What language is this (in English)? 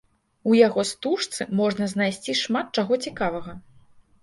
Belarusian